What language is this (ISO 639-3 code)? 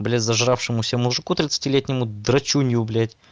rus